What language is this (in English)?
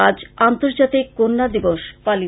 Bangla